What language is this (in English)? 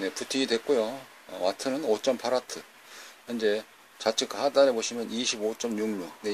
Korean